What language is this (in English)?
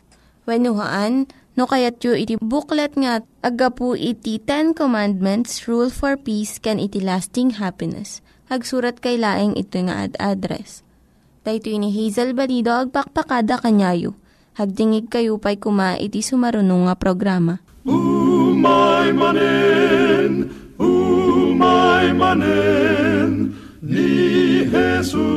Filipino